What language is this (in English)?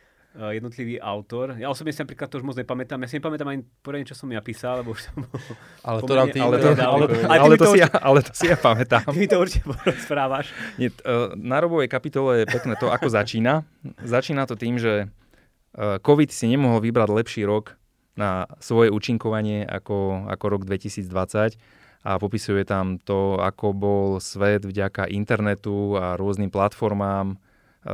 Slovak